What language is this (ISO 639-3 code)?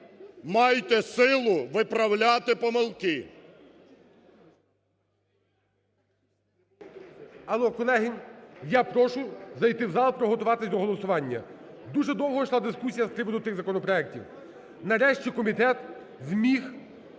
ukr